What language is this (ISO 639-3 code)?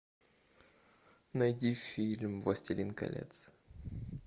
rus